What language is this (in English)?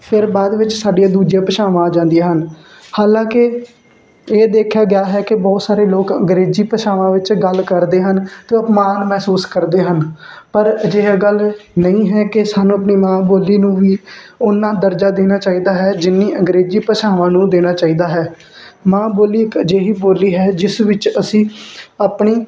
Punjabi